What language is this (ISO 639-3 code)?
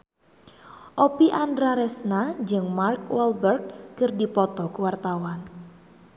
sun